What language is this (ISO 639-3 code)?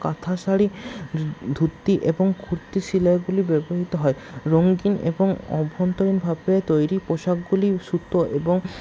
ben